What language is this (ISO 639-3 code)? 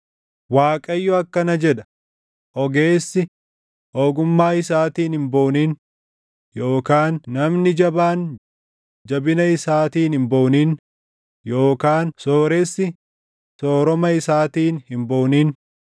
orm